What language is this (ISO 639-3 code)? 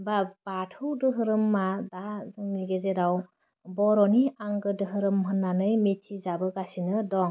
brx